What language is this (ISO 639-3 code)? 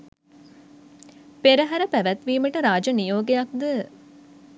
sin